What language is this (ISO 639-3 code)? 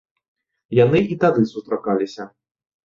bel